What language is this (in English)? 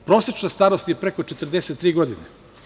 Serbian